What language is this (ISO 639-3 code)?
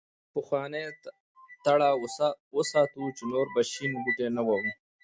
pus